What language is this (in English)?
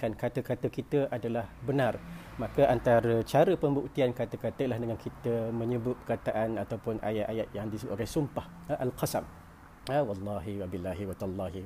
Malay